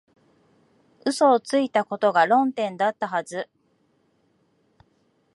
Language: Japanese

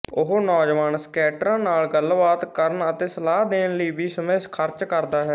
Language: Punjabi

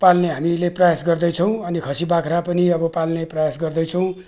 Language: Nepali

